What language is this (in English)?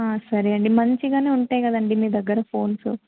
Telugu